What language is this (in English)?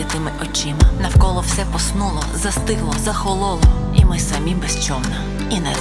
Ukrainian